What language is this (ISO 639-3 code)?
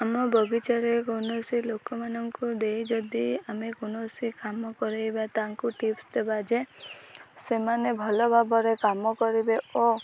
ori